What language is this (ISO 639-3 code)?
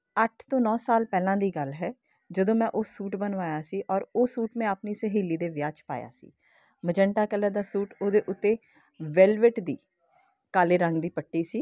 pan